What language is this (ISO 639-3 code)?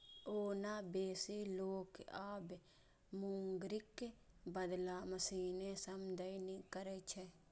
mai